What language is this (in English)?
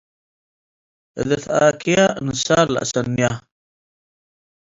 Tigre